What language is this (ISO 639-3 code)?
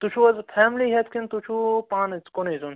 kas